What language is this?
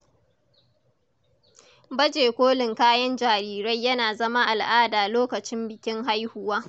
Hausa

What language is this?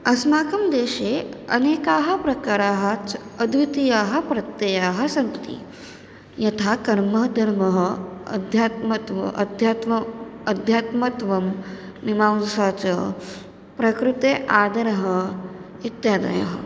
Sanskrit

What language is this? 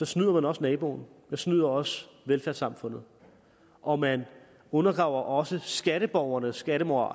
Danish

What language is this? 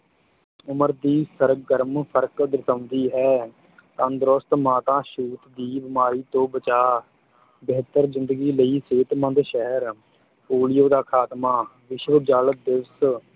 Punjabi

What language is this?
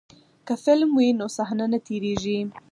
Pashto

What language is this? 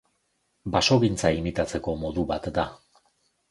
Basque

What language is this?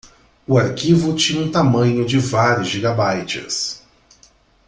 Portuguese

